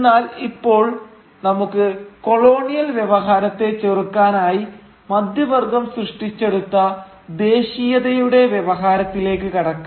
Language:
Malayalam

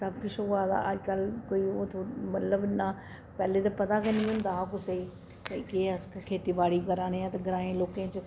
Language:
Dogri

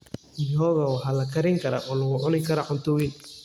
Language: Somali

